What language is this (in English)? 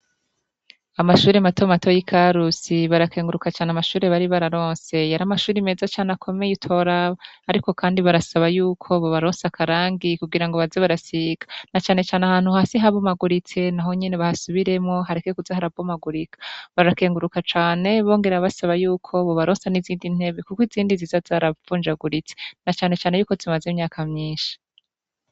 Rundi